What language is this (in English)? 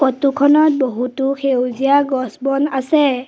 Assamese